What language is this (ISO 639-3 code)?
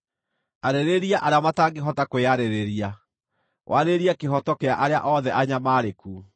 kik